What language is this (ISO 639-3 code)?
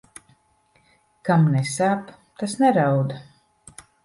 lav